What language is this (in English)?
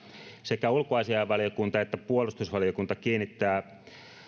Finnish